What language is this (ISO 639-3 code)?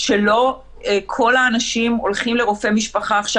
heb